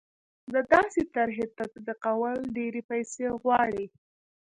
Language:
Pashto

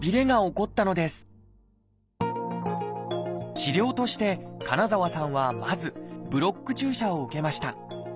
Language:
Japanese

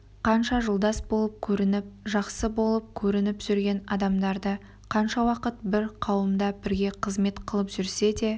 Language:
Kazakh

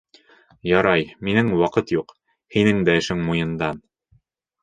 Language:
Bashkir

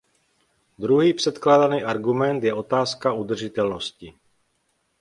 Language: Czech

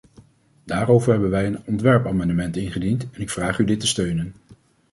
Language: Dutch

